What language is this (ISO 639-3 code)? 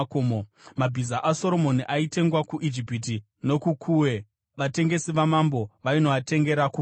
sna